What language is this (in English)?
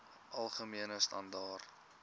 Afrikaans